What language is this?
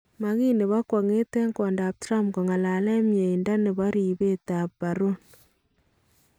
Kalenjin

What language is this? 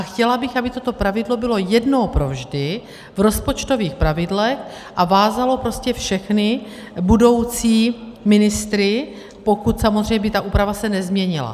Czech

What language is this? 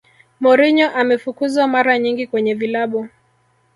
Swahili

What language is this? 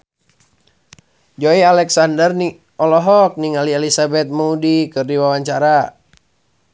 Sundanese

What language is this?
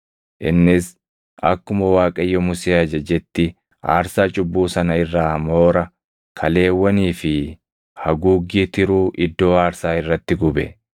Oromo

